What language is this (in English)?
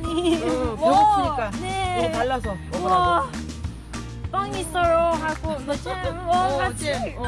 Korean